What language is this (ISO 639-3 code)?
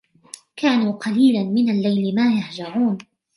ara